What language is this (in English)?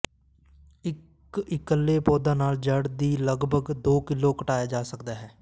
Punjabi